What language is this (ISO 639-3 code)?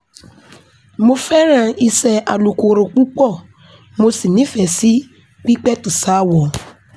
yor